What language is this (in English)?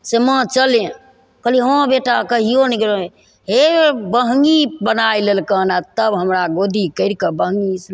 Maithili